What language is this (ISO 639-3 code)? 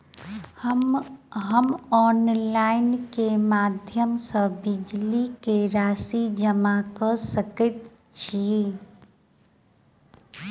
mai